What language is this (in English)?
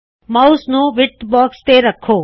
Punjabi